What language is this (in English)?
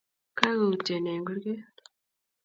Kalenjin